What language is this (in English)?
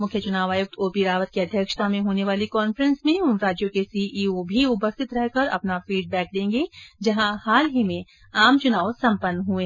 Hindi